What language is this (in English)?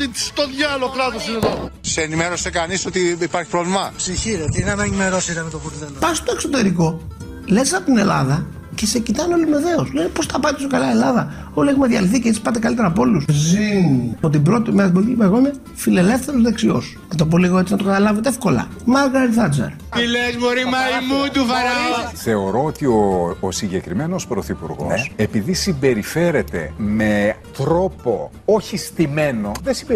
Greek